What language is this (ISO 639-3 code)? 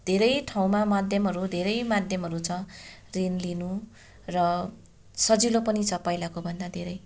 nep